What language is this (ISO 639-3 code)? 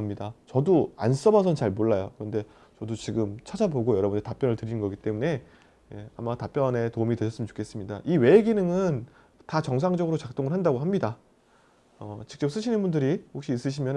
kor